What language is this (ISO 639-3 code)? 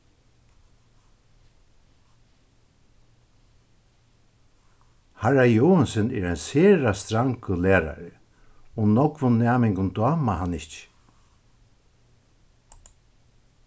fao